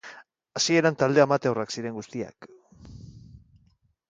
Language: Basque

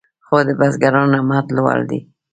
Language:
Pashto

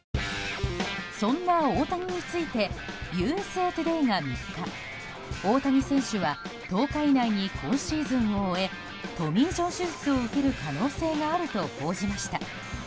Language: Japanese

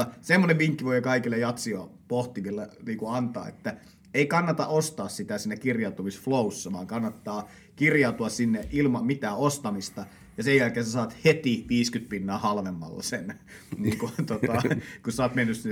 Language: Finnish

